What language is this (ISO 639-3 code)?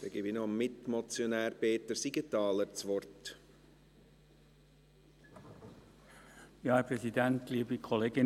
gsw